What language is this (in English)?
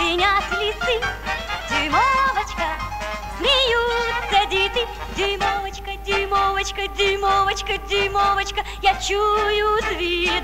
Russian